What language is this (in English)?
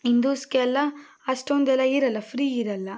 Kannada